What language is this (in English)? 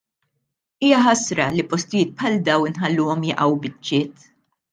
Maltese